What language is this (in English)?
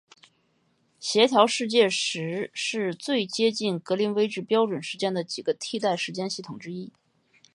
Chinese